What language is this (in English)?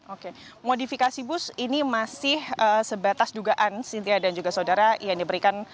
Indonesian